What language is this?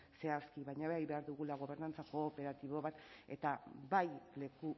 Basque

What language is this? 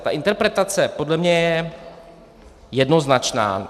Czech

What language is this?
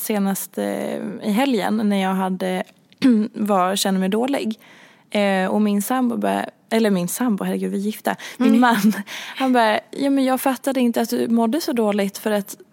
Swedish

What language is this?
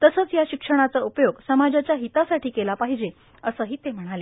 Marathi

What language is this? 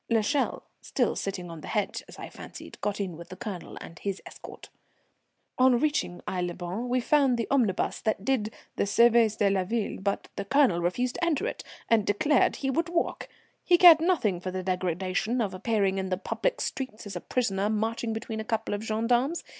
English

